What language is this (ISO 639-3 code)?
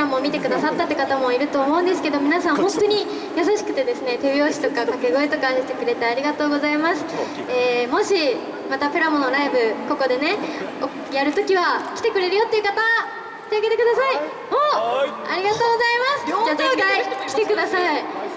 jpn